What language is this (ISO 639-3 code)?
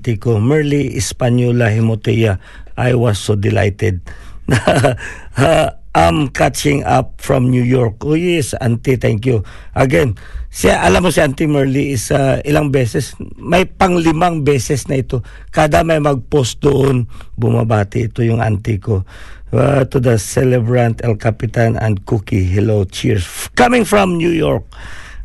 fil